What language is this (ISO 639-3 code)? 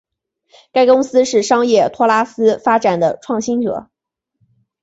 zho